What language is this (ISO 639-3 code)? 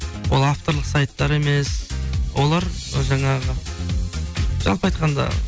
kaz